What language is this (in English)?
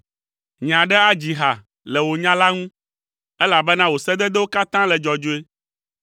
Ewe